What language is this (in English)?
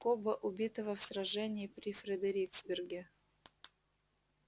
Russian